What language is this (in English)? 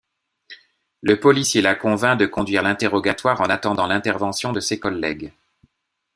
French